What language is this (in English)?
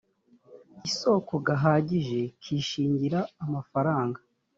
Kinyarwanda